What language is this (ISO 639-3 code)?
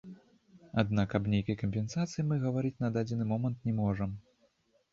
bel